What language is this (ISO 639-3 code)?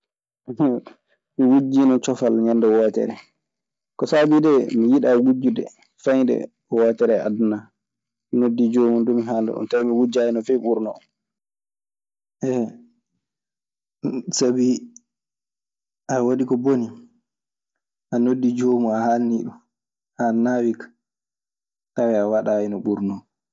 ffm